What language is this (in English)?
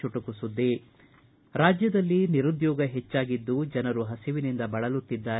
Kannada